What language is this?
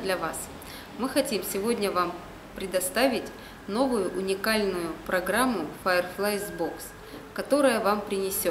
Russian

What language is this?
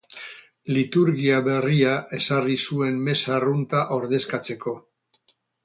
Basque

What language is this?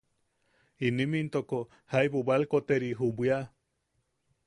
Yaqui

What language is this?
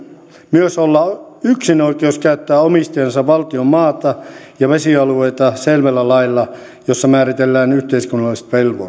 Finnish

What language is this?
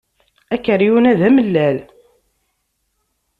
Kabyle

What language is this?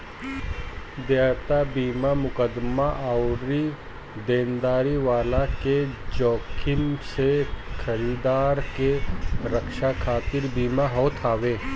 Bhojpuri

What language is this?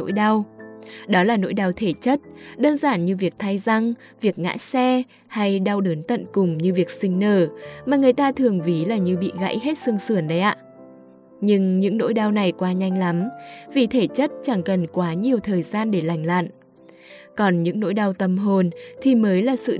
Vietnamese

